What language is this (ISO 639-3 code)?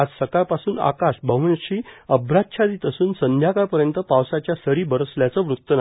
mar